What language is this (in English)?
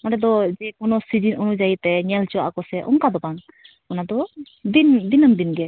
Santali